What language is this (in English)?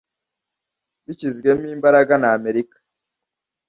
Kinyarwanda